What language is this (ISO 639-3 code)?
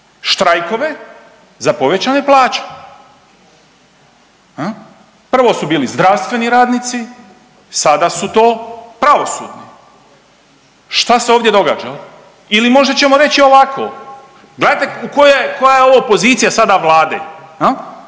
hrv